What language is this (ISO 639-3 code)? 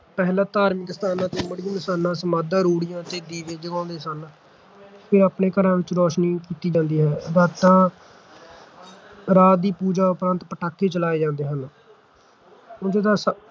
pan